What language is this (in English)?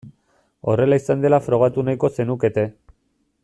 Basque